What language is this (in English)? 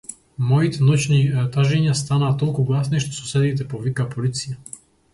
Macedonian